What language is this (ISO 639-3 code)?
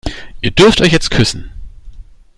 deu